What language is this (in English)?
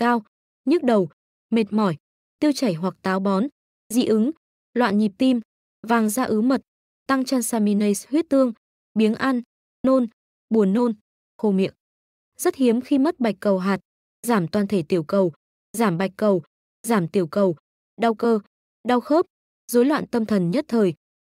Vietnamese